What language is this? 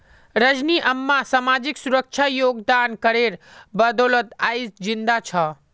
Magahi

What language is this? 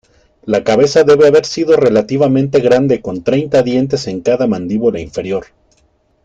Spanish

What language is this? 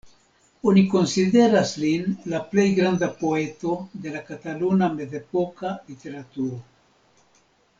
Esperanto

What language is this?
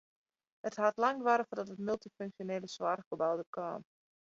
Western Frisian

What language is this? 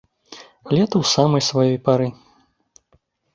Belarusian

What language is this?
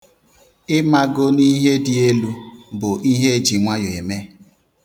Igbo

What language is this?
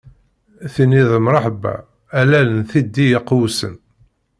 Kabyle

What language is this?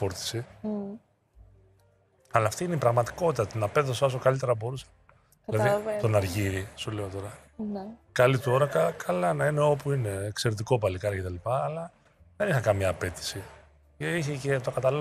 Greek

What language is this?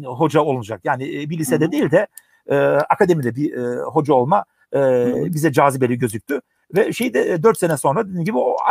Turkish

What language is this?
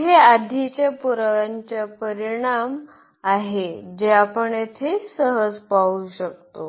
Marathi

